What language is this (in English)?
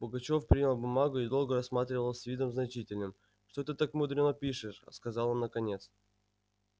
Russian